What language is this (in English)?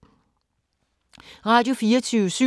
Danish